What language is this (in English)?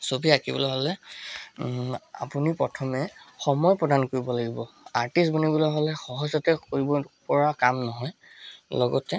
Assamese